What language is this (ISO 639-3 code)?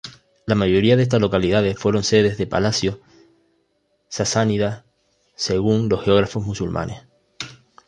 spa